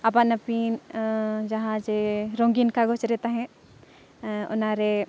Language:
Santali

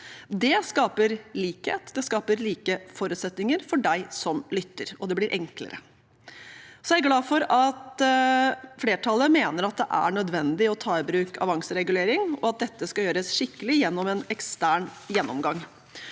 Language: Norwegian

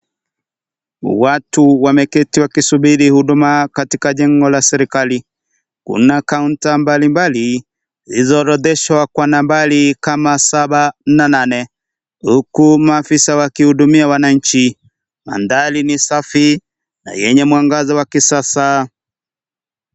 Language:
Swahili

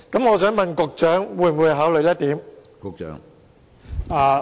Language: Cantonese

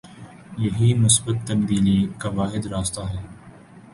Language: Urdu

